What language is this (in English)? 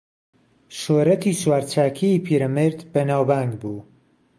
Central Kurdish